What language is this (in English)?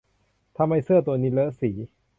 Thai